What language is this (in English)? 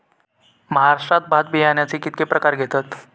Marathi